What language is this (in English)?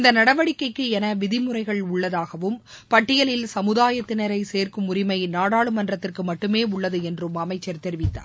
Tamil